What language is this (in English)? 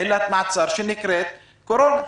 Hebrew